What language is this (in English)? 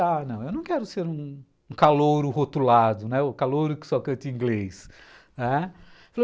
Portuguese